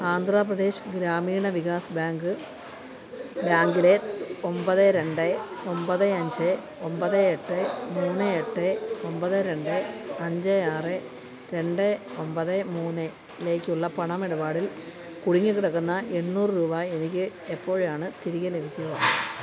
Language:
Malayalam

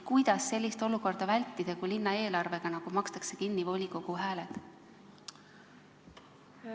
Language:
Estonian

